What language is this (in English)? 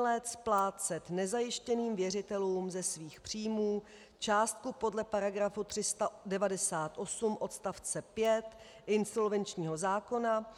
Czech